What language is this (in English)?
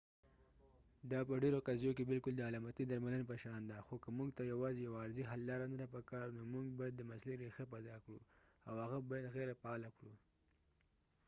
Pashto